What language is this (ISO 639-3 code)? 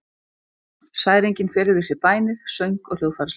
isl